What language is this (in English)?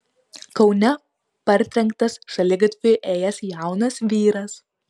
Lithuanian